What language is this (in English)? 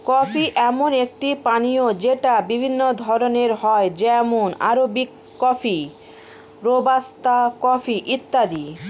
Bangla